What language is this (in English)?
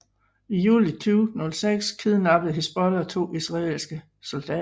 Danish